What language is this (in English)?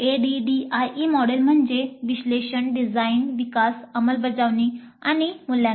Marathi